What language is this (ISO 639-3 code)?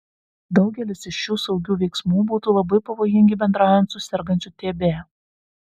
lit